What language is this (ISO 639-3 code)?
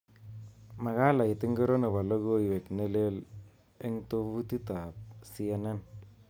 kln